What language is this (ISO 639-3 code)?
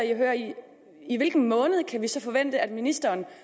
dan